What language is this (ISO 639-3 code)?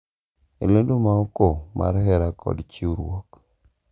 luo